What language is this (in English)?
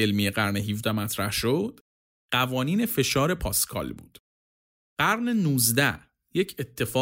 Persian